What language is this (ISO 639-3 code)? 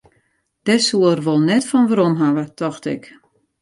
fry